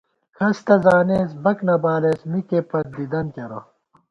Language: Gawar-Bati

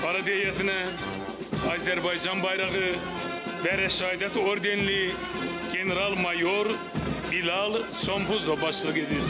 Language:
Turkish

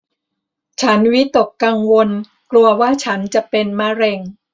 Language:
Thai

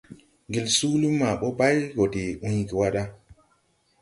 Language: Tupuri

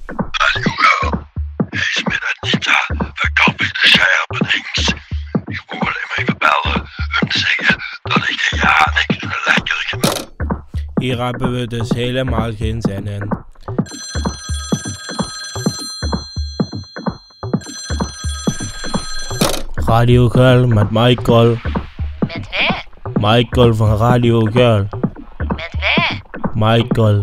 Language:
Dutch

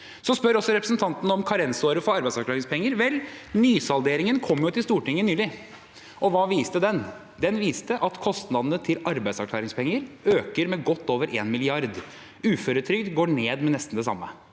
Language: Norwegian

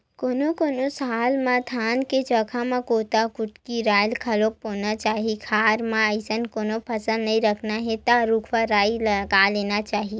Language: Chhattisgarhi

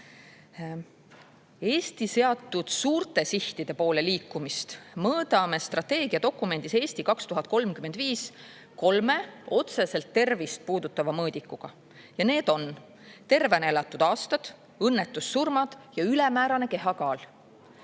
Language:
Estonian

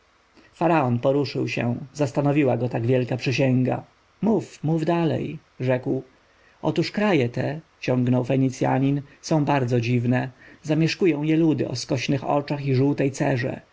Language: Polish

